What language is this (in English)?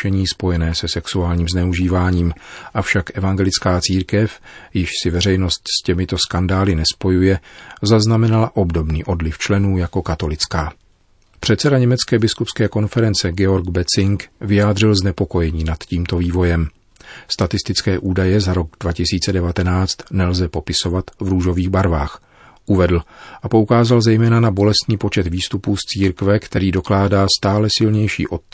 Czech